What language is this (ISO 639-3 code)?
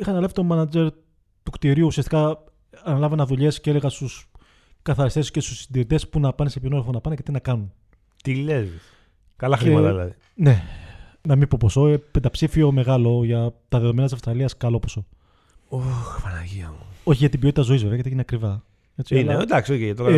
ell